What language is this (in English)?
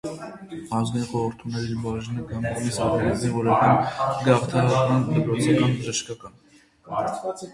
Armenian